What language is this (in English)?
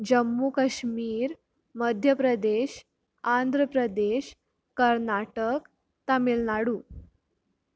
Konkani